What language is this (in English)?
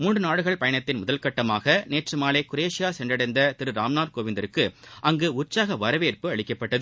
Tamil